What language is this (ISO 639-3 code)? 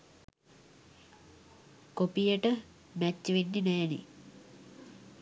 sin